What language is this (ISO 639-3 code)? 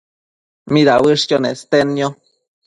mcf